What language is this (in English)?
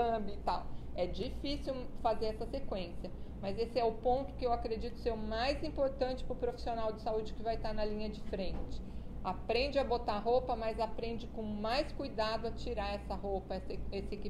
Portuguese